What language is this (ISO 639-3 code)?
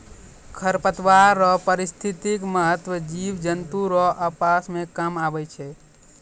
mai